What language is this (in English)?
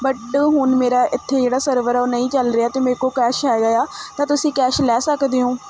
Punjabi